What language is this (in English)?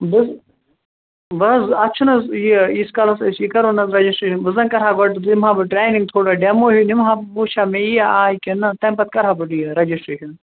Kashmiri